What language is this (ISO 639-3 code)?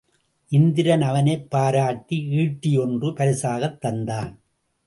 tam